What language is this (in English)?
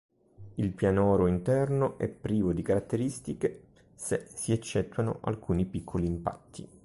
Italian